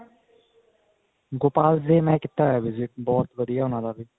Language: Punjabi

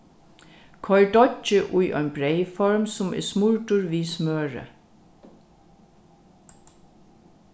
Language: Faroese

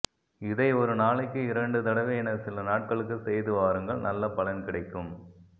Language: Tamil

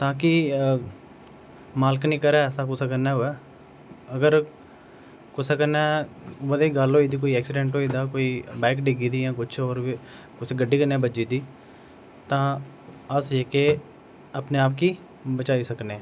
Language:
Dogri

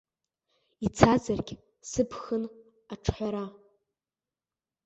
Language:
Abkhazian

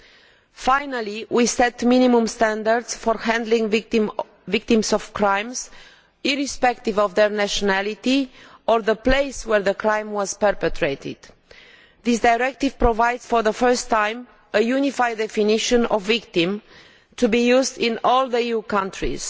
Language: English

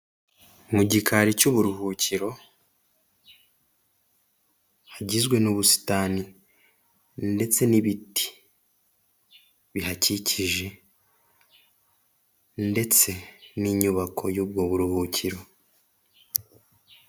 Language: Kinyarwanda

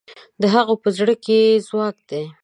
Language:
Pashto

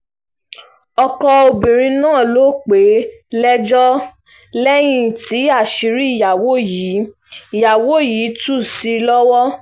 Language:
Yoruba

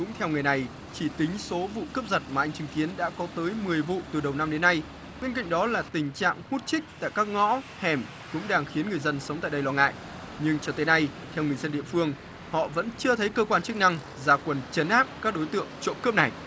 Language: Vietnamese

